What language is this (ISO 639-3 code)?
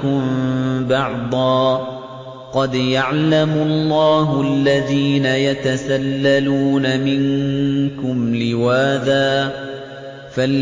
ara